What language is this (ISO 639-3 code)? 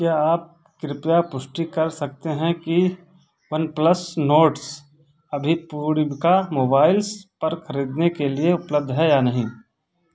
hin